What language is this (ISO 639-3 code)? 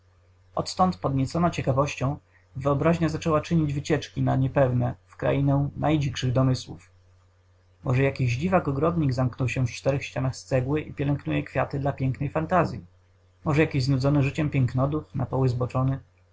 pol